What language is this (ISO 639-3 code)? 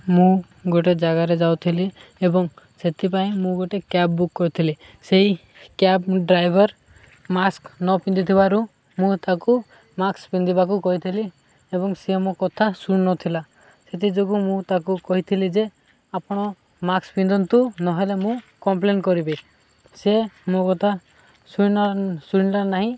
ori